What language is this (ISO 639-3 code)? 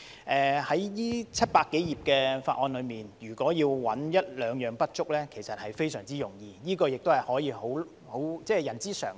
yue